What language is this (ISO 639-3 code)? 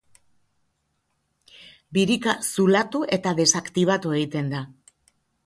eus